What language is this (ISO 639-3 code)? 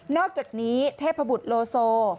tha